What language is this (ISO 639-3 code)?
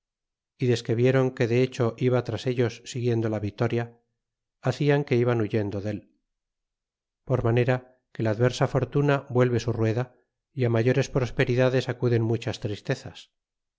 spa